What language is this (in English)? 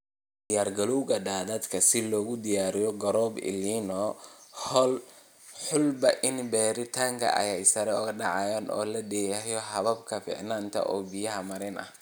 Somali